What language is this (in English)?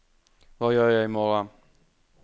Norwegian